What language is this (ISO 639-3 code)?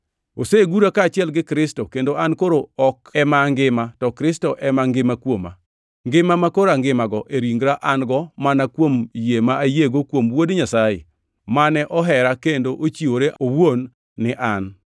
luo